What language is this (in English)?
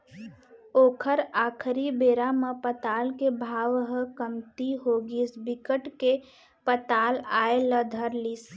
Chhattisgarhi